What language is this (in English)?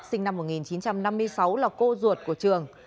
Vietnamese